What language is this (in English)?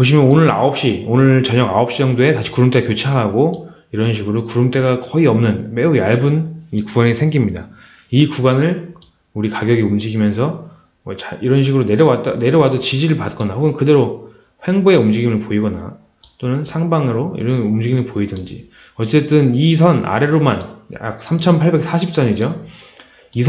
Korean